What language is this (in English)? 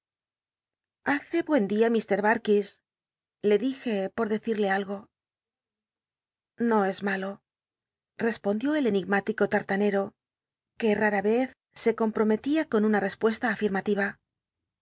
Spanish